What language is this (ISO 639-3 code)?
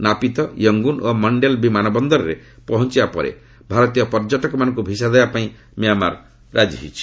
ori